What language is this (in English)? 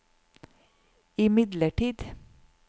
Norwegian